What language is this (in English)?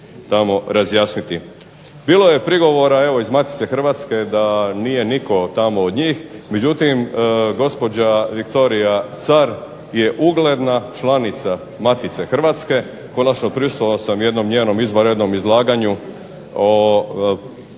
Croatian